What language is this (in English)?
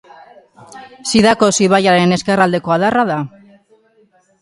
Basque